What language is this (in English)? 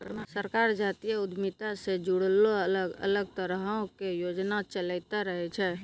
Maithili